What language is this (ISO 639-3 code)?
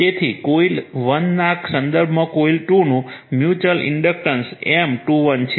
guj